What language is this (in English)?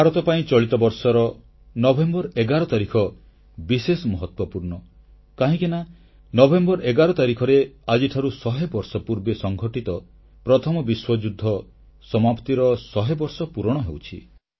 Odia